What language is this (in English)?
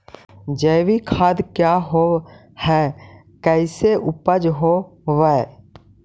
Magahi